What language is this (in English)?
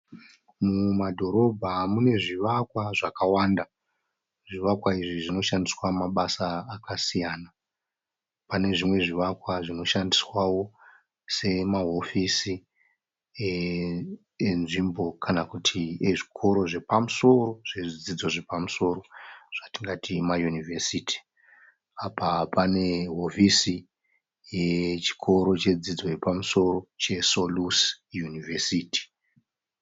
Shona